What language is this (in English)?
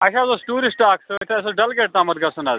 Kashmiri